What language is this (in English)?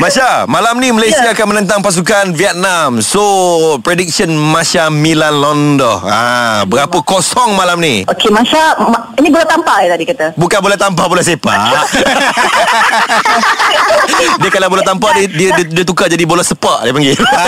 Malay